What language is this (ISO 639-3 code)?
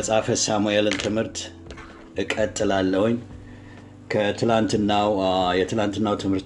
amh